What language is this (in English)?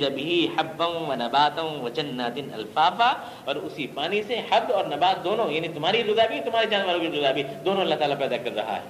Urdu